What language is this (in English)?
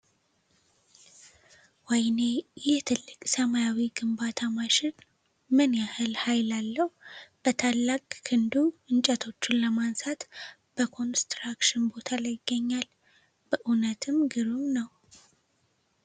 Amharic